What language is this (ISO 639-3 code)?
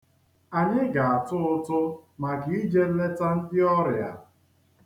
ibo